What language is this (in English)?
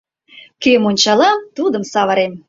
Mari